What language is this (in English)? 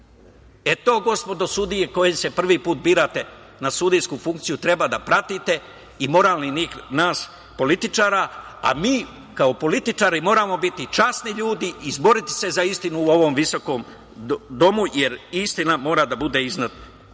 Serbian